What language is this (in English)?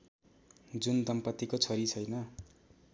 Nepali